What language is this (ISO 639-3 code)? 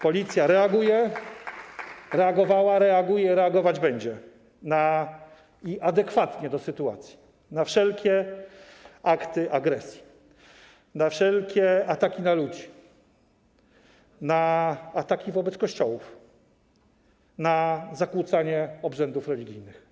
pol